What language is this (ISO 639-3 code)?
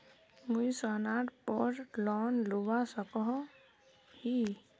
mag